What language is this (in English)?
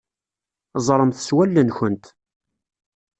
Kabyle